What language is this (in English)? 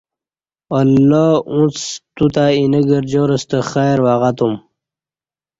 Kati